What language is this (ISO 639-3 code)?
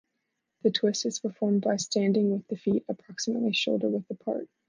eng